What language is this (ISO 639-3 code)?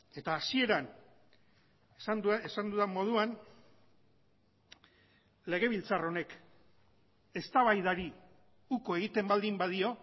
eus